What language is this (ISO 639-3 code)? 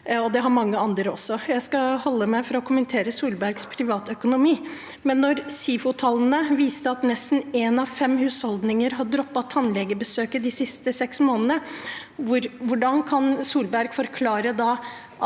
nor